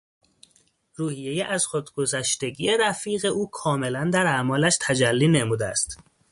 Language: Persian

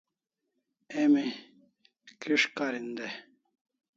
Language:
Kalasha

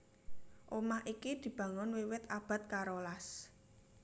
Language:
Javanese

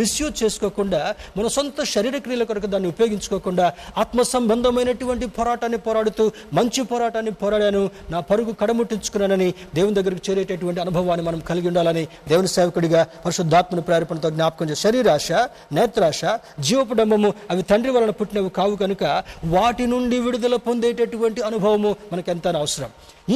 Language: Telugu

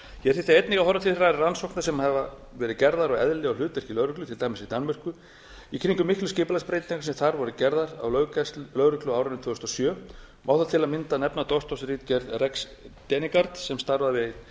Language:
Icelandic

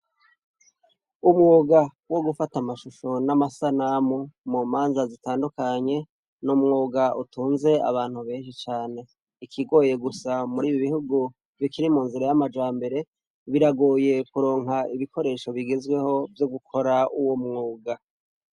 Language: Rundi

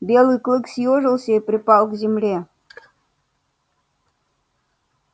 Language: Russian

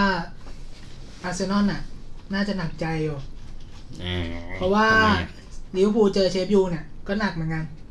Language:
Thai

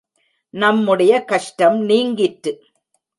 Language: Tamil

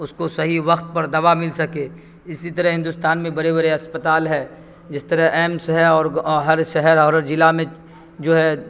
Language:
Urdu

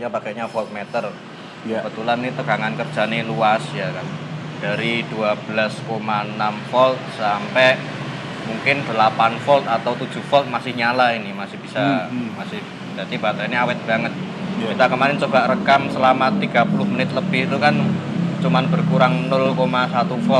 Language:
Indonesian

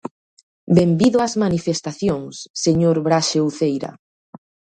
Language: Galician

